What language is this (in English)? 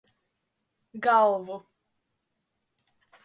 Latvian